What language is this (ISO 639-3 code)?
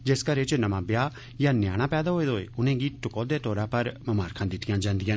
doi